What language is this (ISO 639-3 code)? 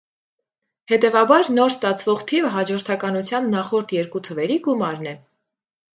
hye